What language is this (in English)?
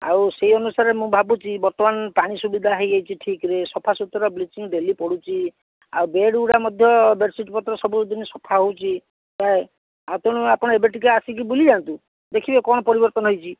Odia